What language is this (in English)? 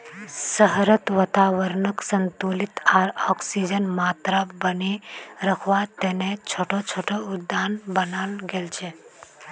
Magahi